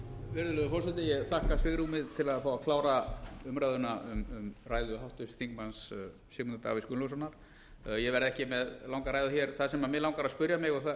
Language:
Icelandic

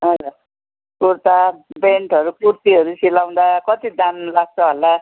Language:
Nepali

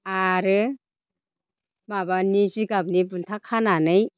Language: Bodo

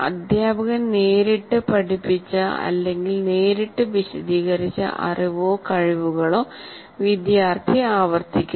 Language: Malayalam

